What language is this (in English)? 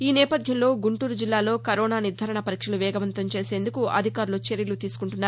Telugu